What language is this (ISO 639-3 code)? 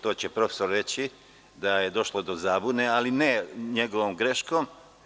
srp